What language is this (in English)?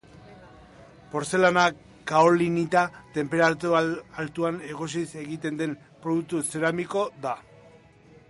Basque